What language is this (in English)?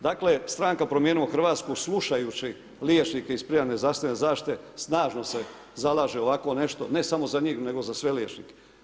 Croatian